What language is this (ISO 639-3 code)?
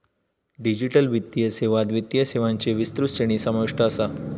mar